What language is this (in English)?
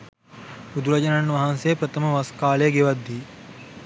Sinhala